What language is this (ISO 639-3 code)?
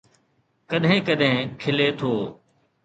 snd